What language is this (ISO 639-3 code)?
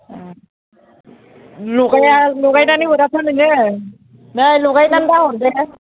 brx